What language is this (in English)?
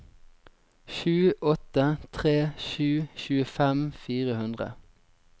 Norwegian